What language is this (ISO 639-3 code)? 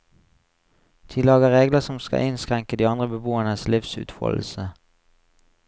nor